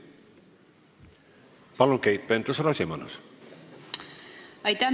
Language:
Estonian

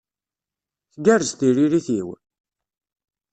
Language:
Kabyle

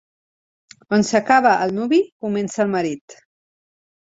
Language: Catalan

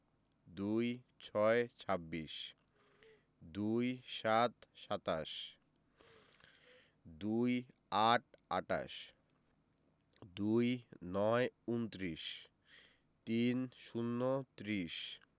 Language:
Bangla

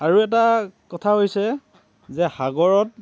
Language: Assamese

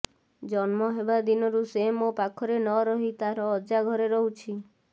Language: Odia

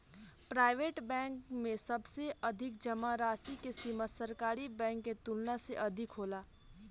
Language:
Bhojpuri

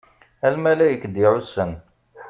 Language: Kabyle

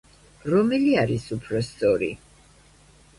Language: Georgian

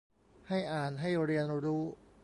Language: Thai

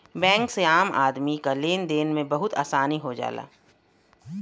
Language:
Bhojpuri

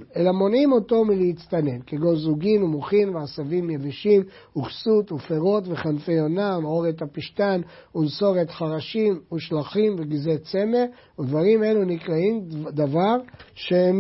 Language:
Hebrew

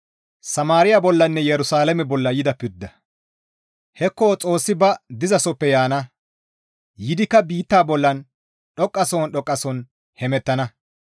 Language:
Gamo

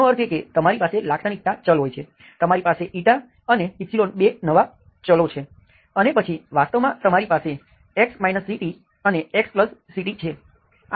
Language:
Gujarati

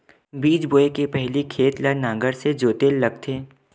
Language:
Chhattisgarhi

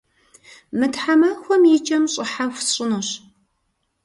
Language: Kabardian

